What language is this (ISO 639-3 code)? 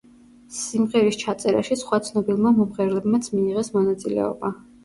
kat